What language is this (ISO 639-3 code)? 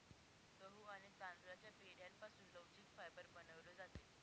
mar